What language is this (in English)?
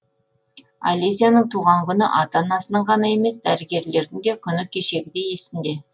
Kazakh